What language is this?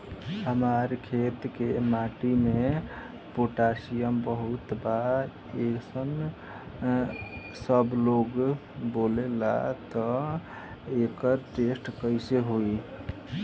Bhojpuri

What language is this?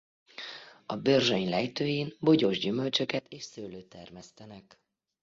Hungarian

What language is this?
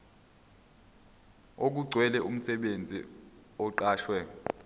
Zulu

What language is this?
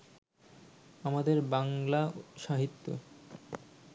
Bangla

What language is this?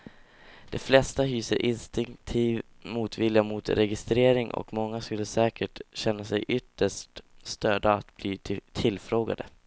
Swedish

